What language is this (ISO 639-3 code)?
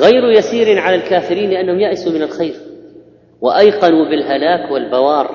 ara